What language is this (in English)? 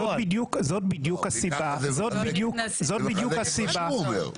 Hebrew